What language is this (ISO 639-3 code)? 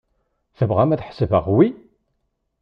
kab